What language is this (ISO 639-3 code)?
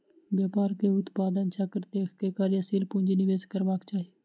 mai